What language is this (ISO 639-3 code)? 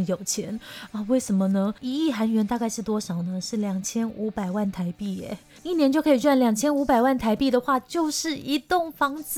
zho